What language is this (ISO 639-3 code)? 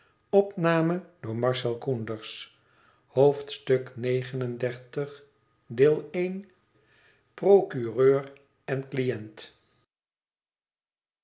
nld